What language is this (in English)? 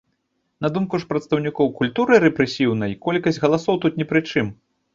Belarusian